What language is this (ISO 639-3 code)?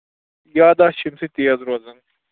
kas